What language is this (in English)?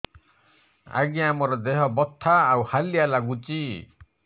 Odia